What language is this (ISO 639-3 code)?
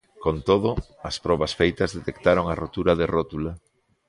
glg